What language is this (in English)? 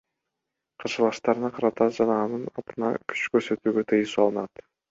Kyrgyz